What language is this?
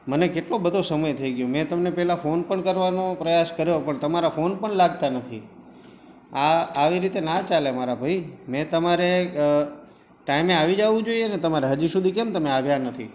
Gujarati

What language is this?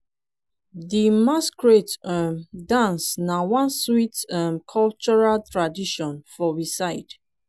Nigerian Pidgin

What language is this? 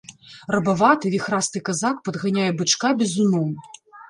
Belarusian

